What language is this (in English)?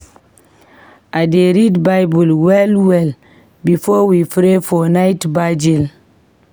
Nigerian Pidgin